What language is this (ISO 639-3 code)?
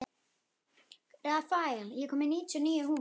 isl